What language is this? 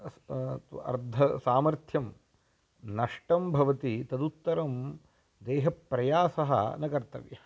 Sanskrit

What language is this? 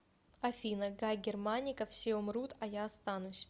Russian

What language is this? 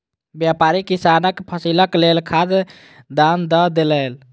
Maithili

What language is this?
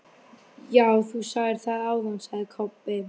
Icelandic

